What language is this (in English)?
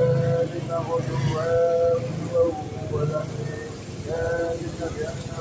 Thai